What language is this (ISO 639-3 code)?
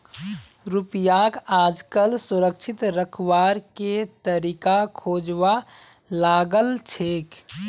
mag